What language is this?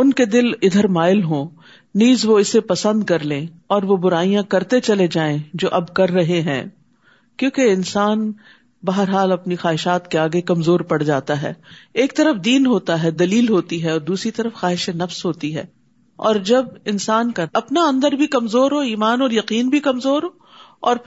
Urdu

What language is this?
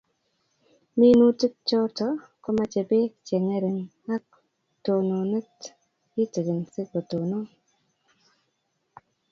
Kalenjin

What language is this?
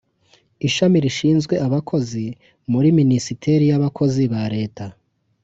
Kinyarwanda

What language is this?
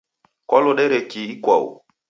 Taita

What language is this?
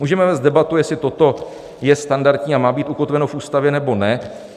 Czech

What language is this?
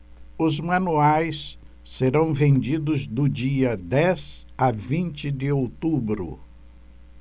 Portuguese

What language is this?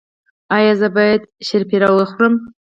Pashto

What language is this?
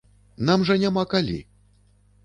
Belarusian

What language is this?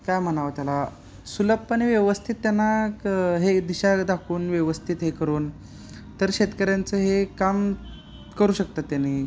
Marathi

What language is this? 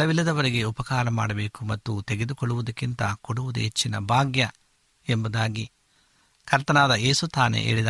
Kannada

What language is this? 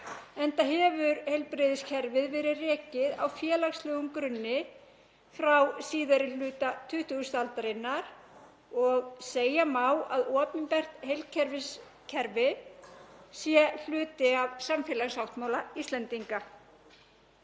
Icelandic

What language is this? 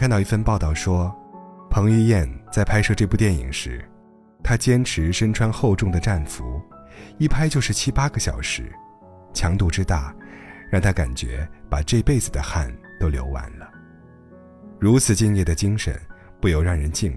Chinese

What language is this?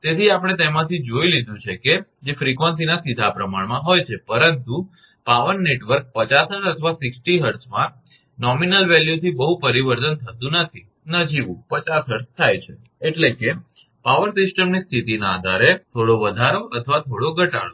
Gujarati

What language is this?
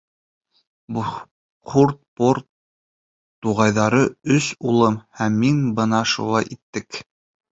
Bashkir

